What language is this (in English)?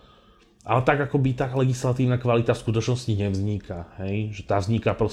Slovak